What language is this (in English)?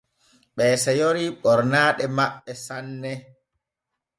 Borgu Fulfulde